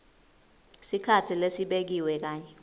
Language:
Swati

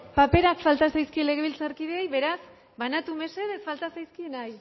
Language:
Basque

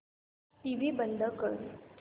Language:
Marathi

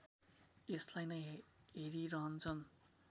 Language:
Nepali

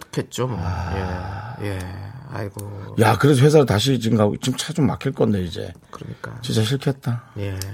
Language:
Korean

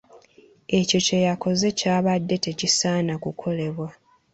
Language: Ganda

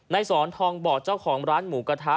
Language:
Thai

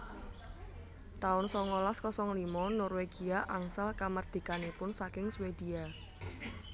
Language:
Javanese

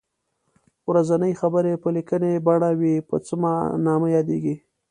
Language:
Pashto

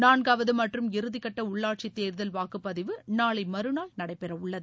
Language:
Tamil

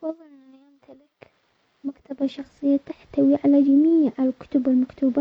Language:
Omani Arabic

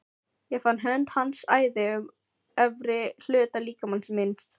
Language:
Icelandic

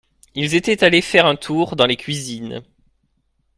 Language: French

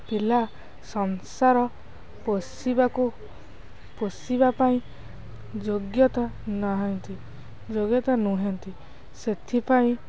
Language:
Odia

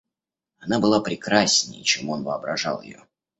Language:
Russian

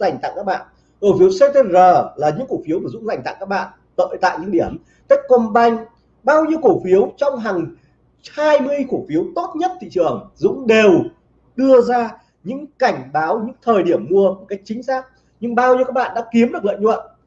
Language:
Vietnamese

